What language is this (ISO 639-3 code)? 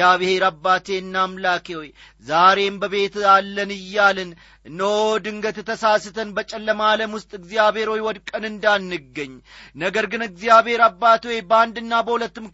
amh